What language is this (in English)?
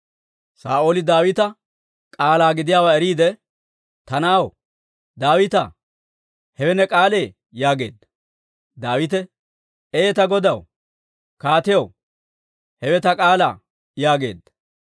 Dawro